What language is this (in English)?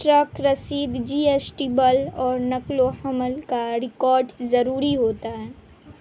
Urdu